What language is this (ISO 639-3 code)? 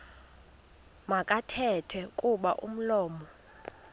xho